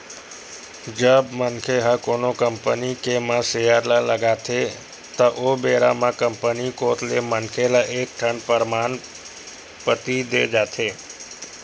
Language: Chhattisgarhi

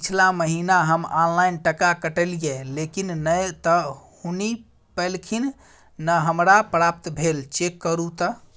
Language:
Maithili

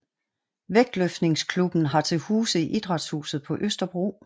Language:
Danish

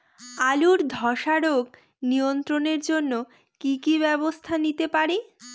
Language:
Bangla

